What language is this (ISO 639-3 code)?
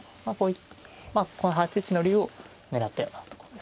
jpn